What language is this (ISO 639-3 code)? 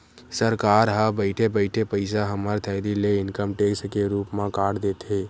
hne